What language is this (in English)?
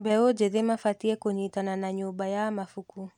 Kikuyu